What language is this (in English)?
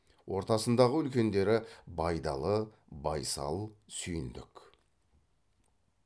Kazakh